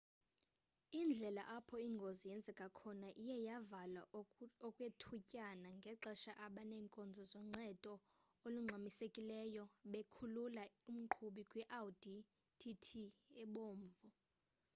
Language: Xhosa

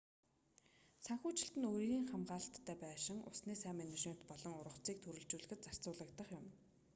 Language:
Mongolian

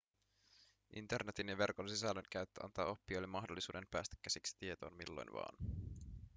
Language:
Finnish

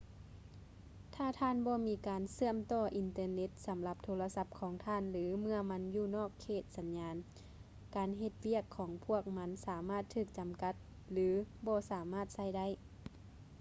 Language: Lao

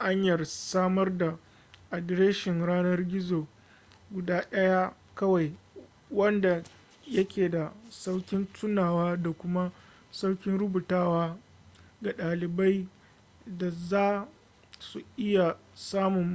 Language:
Hausa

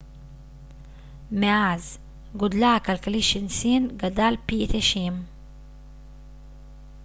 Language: Hebrew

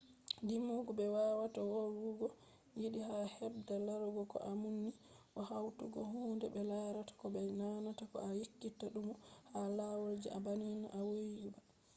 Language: Fula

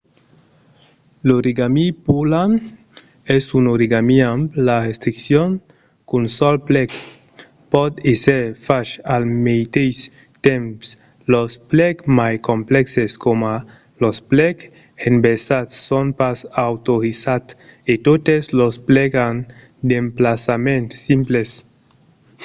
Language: Occitan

